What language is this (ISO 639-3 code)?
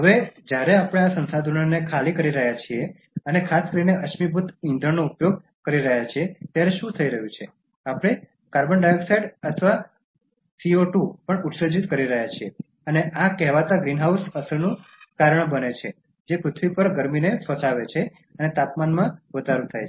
guj